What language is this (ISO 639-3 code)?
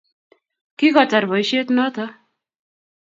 kln